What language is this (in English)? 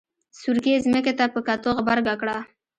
Pashto